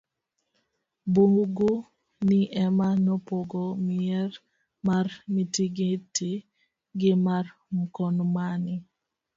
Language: Luo (Kenya and Tanzania)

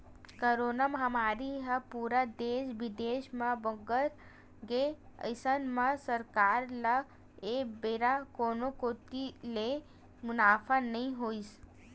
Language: Chhattisgarhi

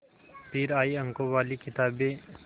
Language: Hindi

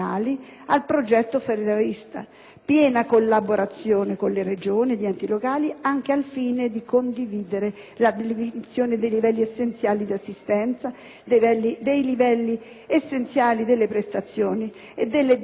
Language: Italian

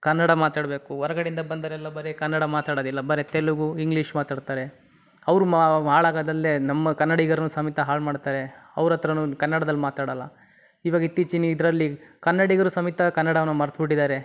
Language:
Kannada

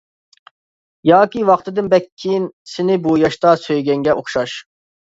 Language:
Uyghur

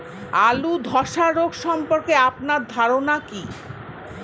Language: Bangla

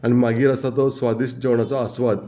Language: Konkani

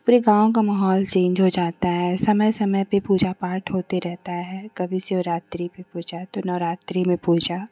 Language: Hindi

